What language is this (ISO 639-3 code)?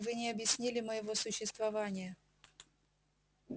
rus